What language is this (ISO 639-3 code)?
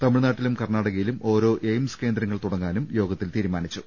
mal